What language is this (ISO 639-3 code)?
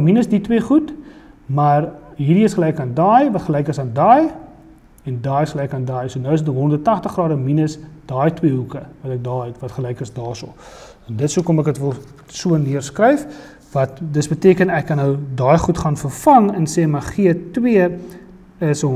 nld